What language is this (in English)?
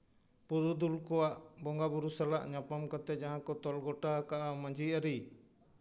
Santali